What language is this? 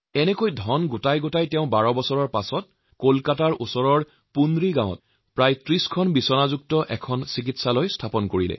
Assamese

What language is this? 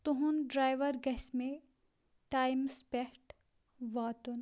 Kashmiri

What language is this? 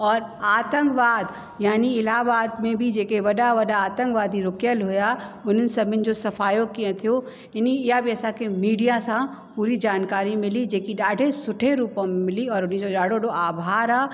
Sindhi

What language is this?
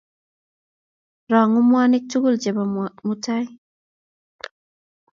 Kalenjin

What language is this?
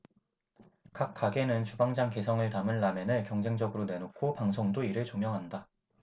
Korean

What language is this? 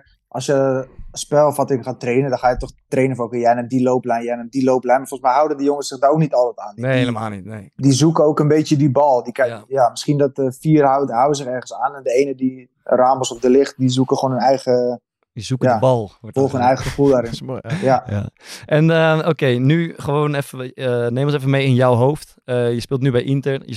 Dutch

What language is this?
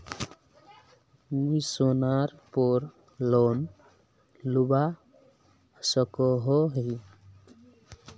Magahi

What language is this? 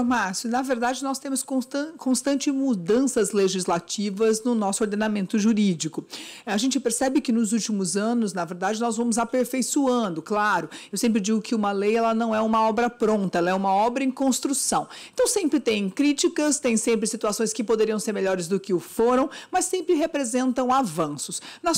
Portuguese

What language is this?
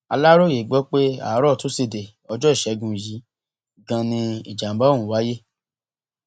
Yoruba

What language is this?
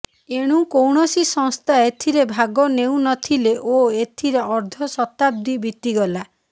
Odia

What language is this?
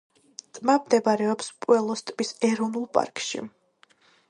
Georgian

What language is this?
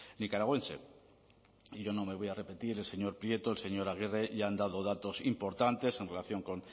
Spanish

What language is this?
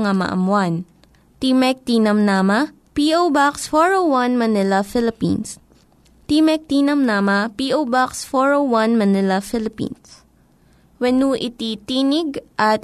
Filipino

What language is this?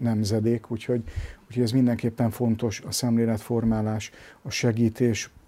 Hungarian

